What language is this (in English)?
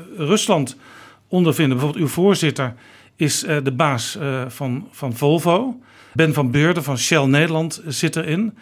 Dutch